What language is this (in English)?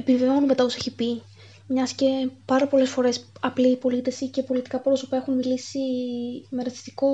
Greek